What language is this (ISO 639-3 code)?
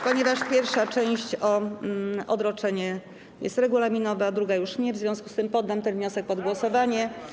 pol